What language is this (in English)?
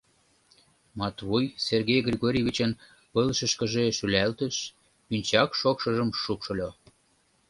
Mari